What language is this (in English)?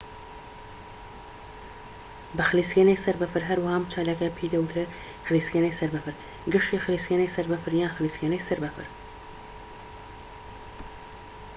Central Kurdish